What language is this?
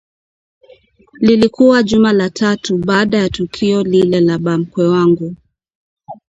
Swahili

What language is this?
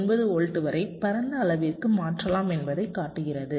Tamil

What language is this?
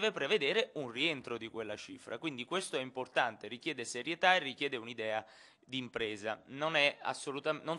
Italian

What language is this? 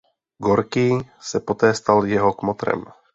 Czech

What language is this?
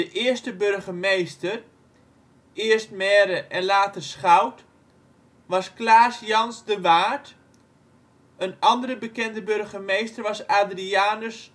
Dutch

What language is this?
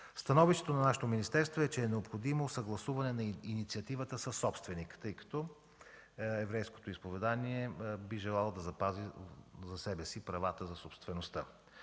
Bulgarian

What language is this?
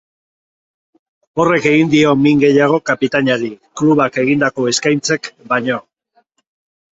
Basque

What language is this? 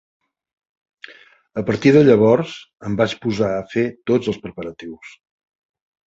Catalan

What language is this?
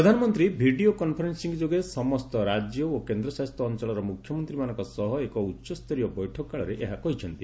Odia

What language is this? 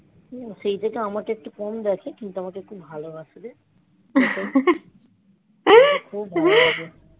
Bangla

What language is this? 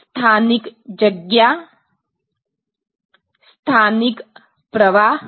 Gujarati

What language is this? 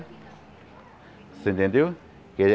Portuguese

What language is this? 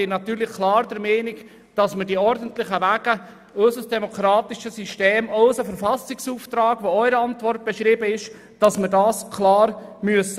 Swiss German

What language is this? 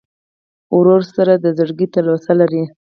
Pashto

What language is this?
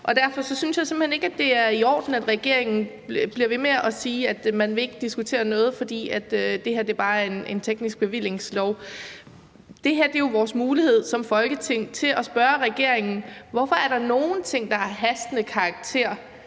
Danish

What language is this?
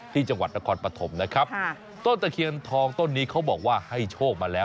Thai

